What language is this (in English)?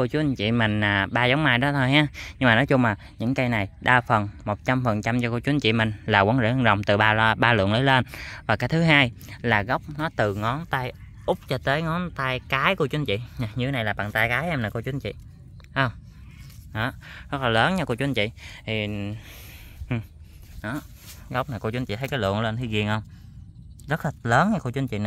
Vietnamese